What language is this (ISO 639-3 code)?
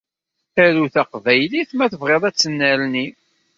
kab